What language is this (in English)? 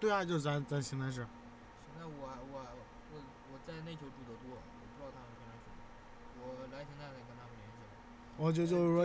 Chinese